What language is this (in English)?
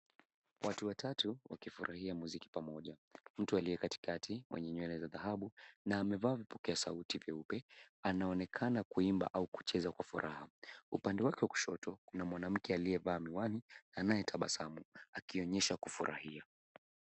Swahili